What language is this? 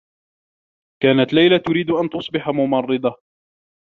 Arabic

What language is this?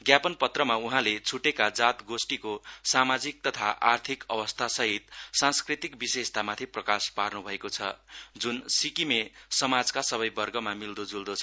Nepali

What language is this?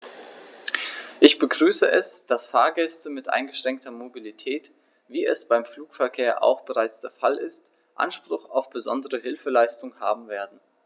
German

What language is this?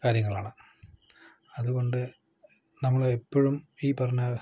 Malayalam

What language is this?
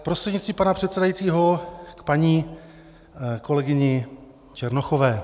Czech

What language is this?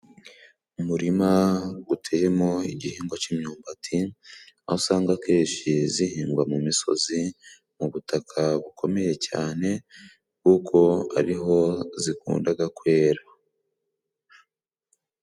Kinyarwanda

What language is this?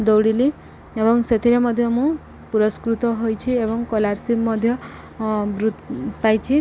Odia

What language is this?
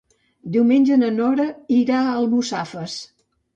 Catalan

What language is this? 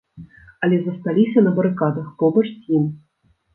Belarusian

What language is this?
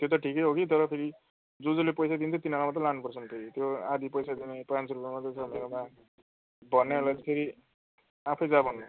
Nepali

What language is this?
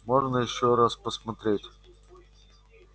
Russian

